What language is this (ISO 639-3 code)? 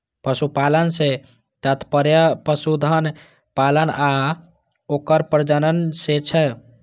mai